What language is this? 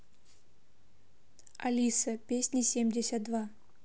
Russian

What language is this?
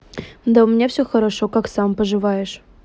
Russian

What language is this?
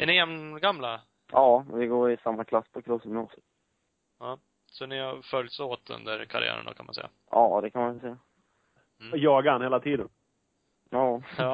Swedish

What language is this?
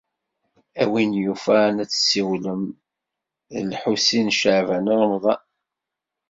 Kabyle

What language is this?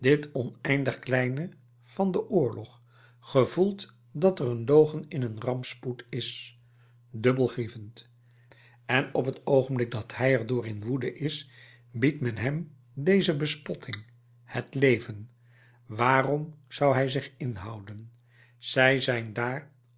Dutch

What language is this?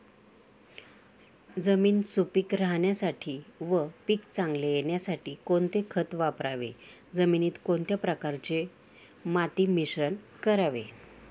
Marathi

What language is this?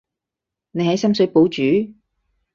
Cantonese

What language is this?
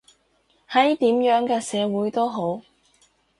Cantonese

